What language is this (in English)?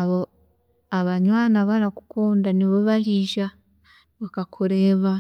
Chiga